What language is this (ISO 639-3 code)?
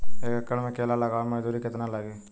bho